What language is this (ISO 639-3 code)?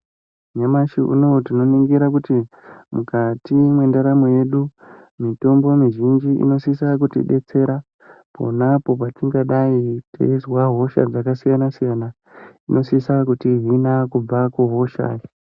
ndc